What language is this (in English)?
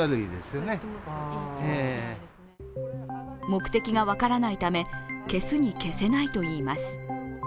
Japanese